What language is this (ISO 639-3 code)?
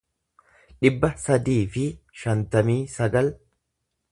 orm